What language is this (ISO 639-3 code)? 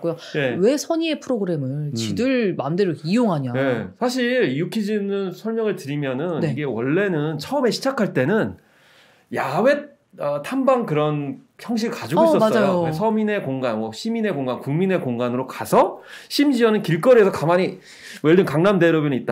kor